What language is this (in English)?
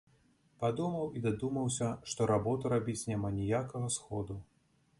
Belarusian